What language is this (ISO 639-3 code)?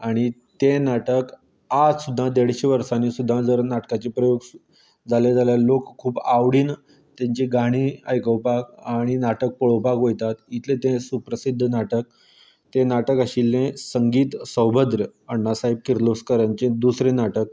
kok